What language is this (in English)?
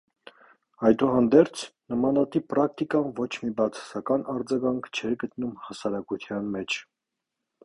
Armenian